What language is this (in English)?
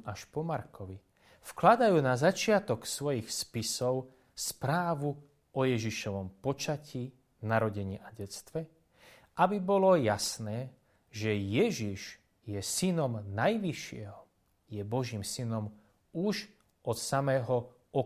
Slovak